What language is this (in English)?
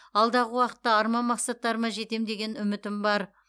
Kazakh